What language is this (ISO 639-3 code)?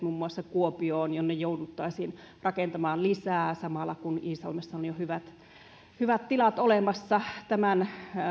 fin